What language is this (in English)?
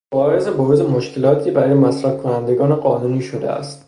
Persian